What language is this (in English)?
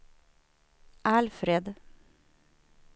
Swedish